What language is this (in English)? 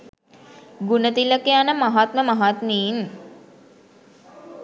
Sinhala